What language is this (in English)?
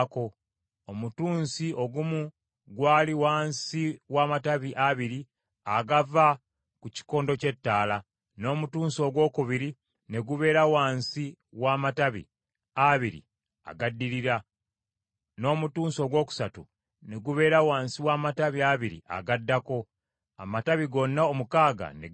Ganda